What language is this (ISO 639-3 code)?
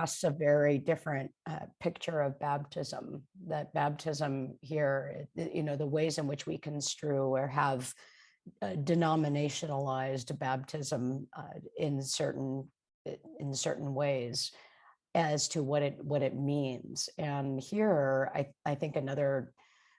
eng